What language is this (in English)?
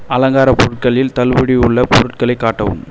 Tamil